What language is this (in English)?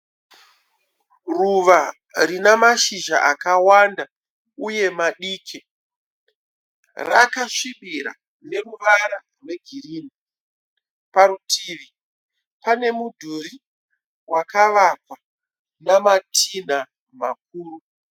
Shona